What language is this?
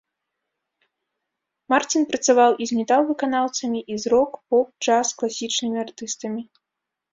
Belarusian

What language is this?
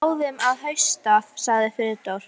Icelandic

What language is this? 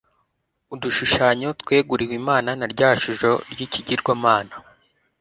Kinyarwanda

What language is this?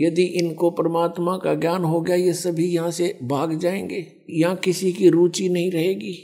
Hindi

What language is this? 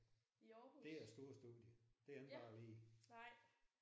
Danish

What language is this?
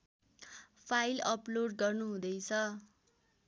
Nepali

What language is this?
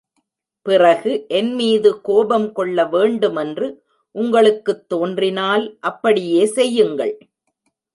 Tamil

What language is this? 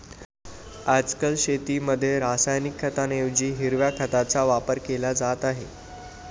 Marathi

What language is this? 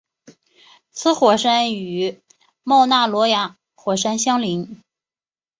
Chinese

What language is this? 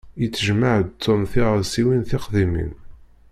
Kabyle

